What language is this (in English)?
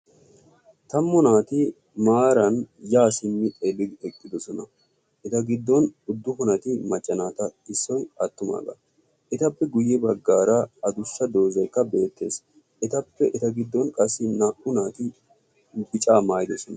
Wolaytta